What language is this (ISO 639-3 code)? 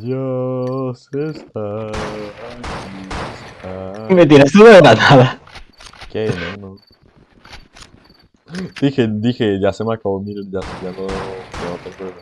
spa